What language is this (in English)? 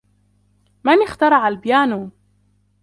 Arabic